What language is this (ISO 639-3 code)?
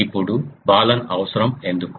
tel